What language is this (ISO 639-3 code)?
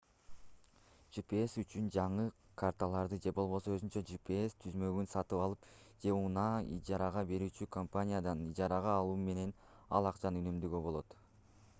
kir